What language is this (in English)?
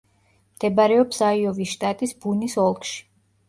Georgian